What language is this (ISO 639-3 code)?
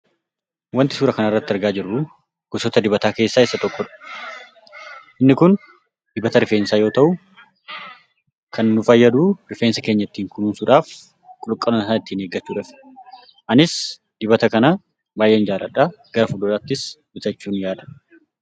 orm